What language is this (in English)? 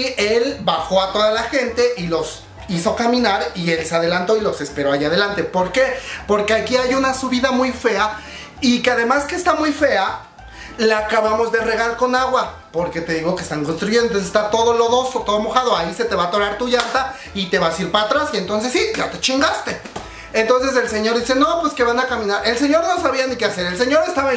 Spanish